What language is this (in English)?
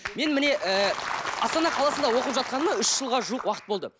Kazakh